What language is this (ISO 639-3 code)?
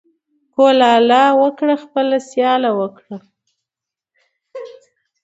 pus